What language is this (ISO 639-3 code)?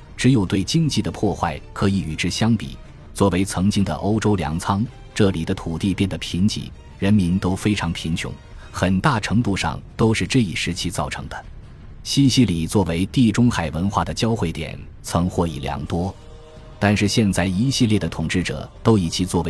zho